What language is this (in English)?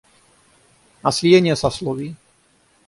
Russian